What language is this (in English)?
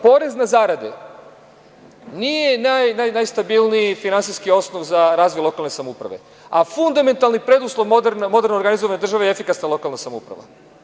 Serbian